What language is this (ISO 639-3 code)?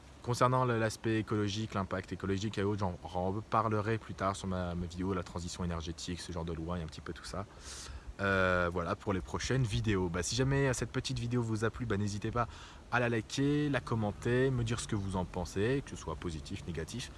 fra